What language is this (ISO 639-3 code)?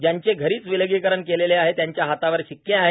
mar